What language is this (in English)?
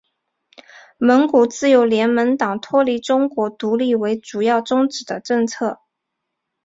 Chinese